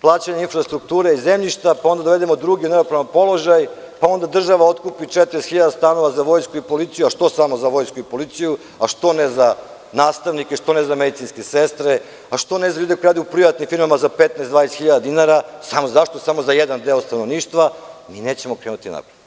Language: Serbian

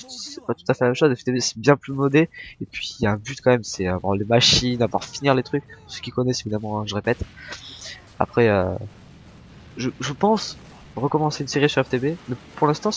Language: French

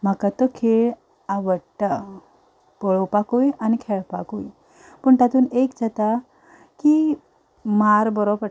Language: Konkani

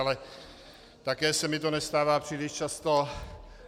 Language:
Czech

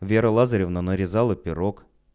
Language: Russian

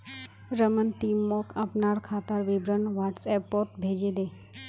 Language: Magahi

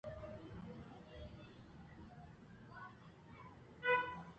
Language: Eastern Balochi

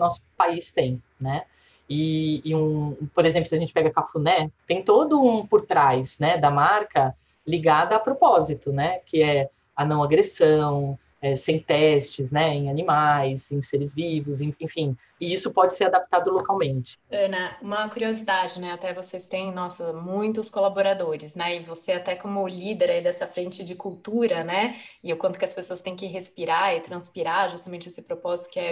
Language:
Portuguese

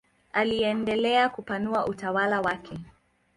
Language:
Swahili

